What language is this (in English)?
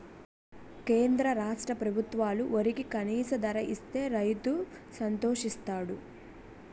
Telugu